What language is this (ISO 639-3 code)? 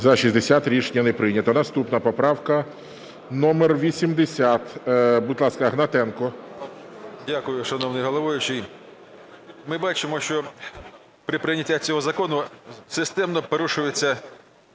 ukr